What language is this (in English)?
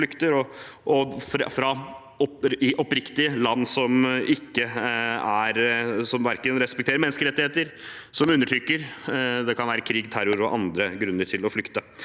Norwegian